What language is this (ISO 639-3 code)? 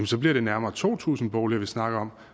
dan